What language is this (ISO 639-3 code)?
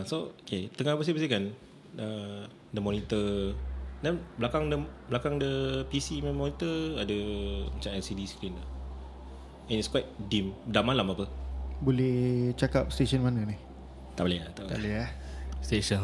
msa